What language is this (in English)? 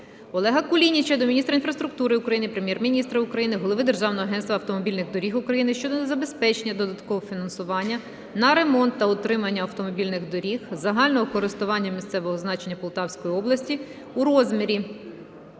Ukrainian